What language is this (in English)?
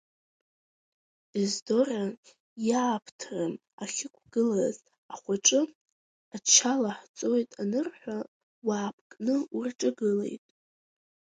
Abkhazian